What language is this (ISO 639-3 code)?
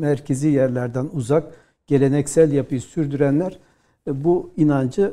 tur